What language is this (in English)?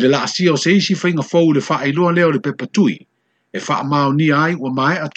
Filipino